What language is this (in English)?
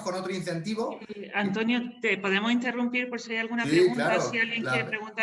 Spanish